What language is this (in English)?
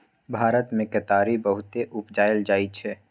Maithili